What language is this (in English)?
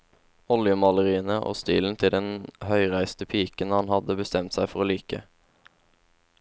Norwegian